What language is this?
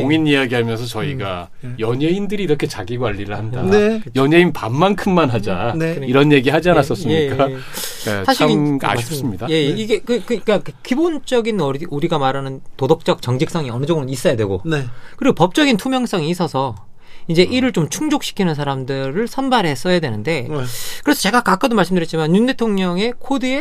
Korean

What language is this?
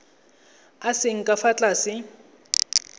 Tswana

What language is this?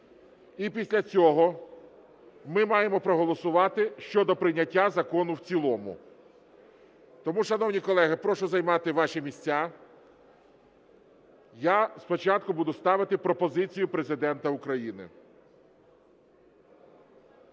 Ukrainian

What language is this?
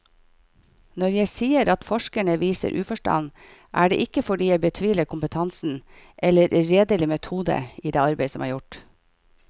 Norwegian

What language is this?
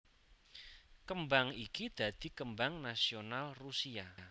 Javanese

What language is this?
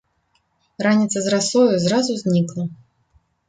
Belarusian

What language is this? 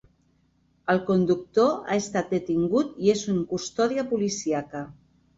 Catalan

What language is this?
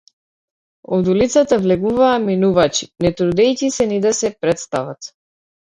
Macedonian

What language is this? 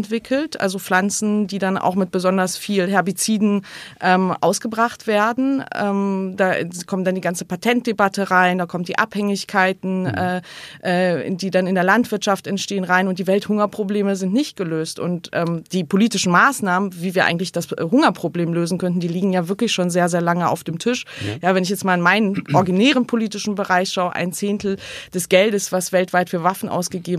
German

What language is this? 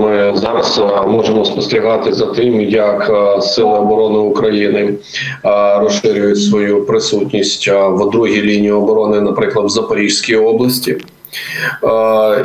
Ukrainian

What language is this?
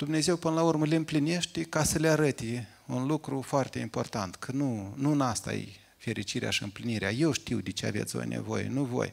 Romanian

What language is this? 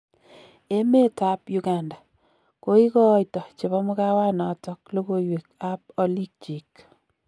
Kalenjin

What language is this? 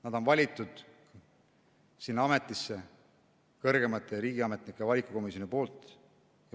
Estonian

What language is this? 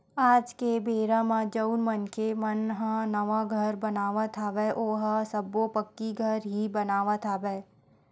Chhattisgarhi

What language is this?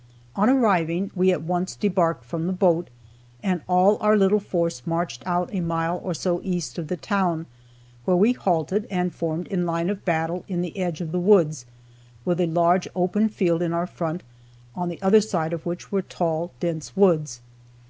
English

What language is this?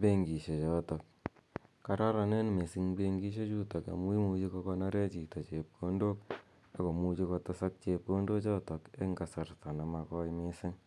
Kalenjin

